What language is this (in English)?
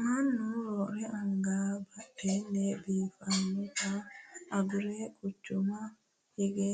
Sidamo